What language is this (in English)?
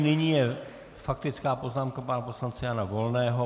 Czech